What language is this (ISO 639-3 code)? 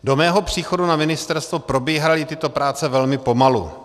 ces